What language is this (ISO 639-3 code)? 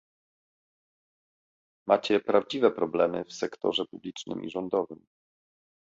pol